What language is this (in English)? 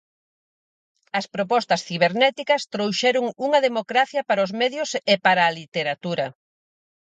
Galician